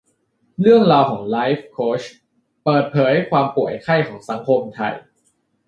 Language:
Thai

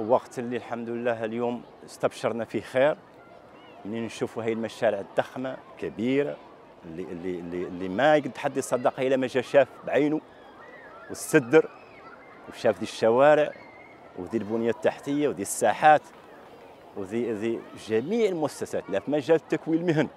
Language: Arabic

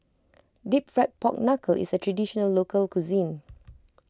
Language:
English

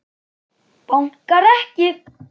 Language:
Icelandic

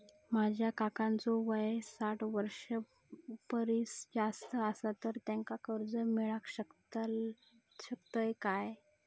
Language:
Marathi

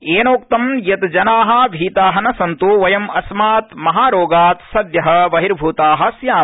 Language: Sanskrit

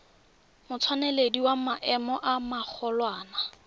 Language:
Tswana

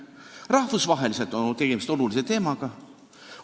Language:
Estonian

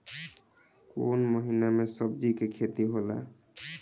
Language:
Bhojpuri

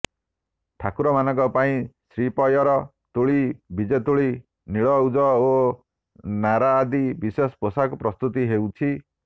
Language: Odia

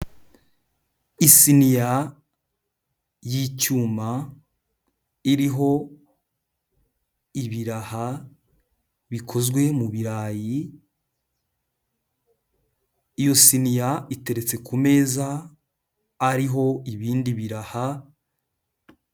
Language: Kinyarwanda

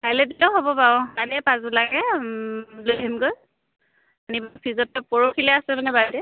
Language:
Assamese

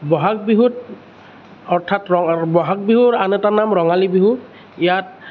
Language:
Assamese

